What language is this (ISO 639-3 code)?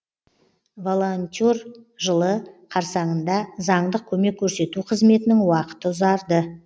kaz